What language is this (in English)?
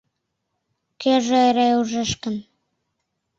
Mari